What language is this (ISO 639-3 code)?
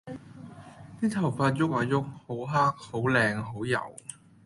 yue